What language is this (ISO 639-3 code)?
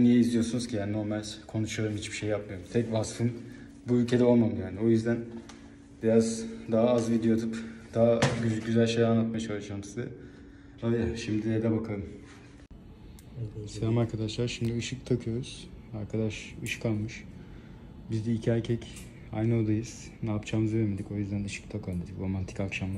tur